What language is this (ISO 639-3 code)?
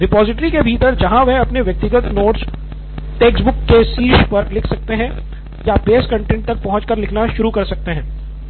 hin